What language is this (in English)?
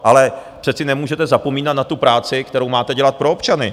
Czech